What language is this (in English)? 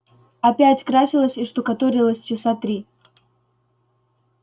Russian